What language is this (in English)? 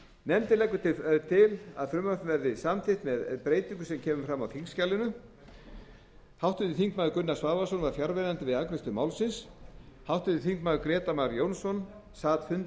Icelandic